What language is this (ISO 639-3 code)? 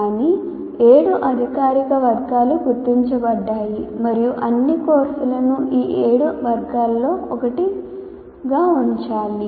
tel